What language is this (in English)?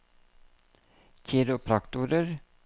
Norwegian